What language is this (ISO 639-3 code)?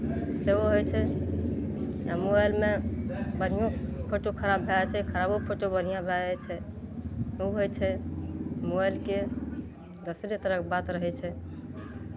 mai